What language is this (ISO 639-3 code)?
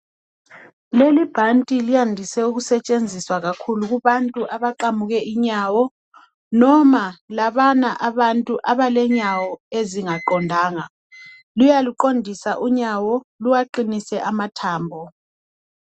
nde